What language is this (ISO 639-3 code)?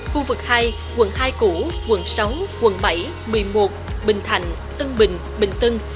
vie